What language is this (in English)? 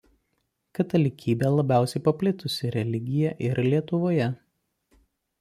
Lithuanian